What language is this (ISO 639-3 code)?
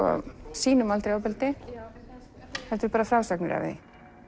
isl